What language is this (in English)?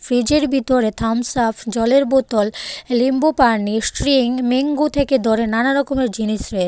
Bangla